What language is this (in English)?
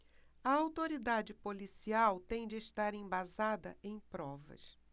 Portuguese